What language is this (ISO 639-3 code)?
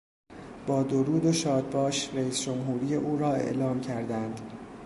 fas